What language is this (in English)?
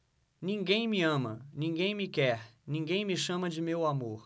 Portuguese